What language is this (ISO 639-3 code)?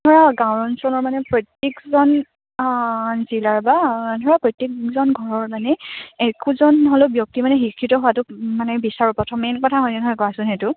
asm